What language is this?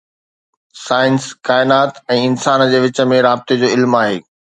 Sindhi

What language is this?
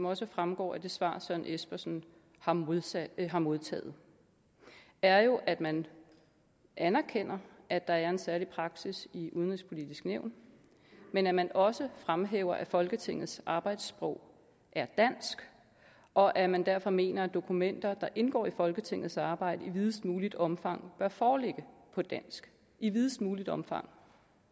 Danish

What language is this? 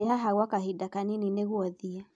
Kikuyu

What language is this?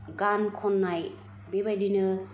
Bodo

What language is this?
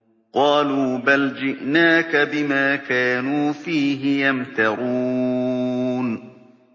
Arabic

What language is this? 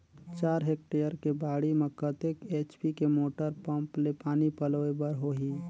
Chhattisgarhi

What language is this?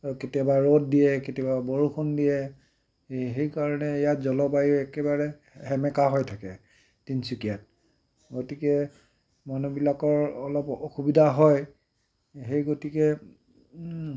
Assamese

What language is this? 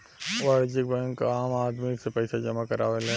Bhojpuri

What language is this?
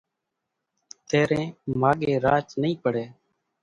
Kachi Koli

